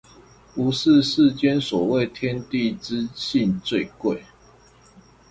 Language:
Chinese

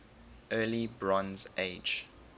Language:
English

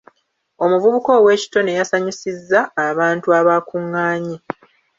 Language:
Ganda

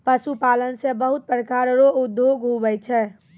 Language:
Maithili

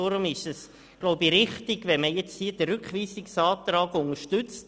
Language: Swiss German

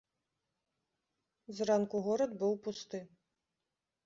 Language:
Belarusian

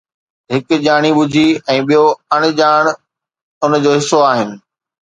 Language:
Sindhi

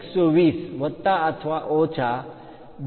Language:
Gujarati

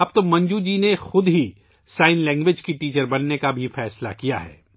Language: Urdu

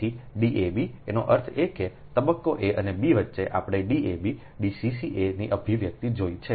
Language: Gujarati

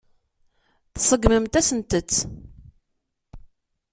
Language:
Kabyle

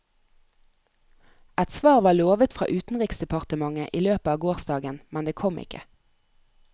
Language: Norwegian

